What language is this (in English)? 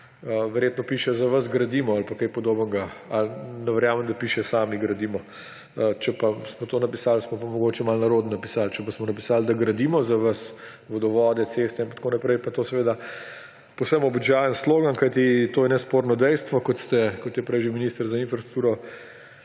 Slovenian